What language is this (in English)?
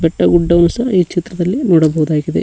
Kannada